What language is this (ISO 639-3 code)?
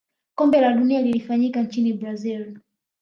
swa